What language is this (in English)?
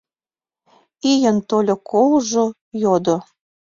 Mari